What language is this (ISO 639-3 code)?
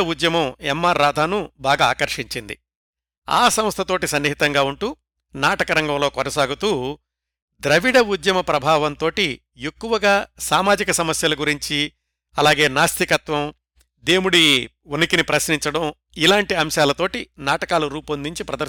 tel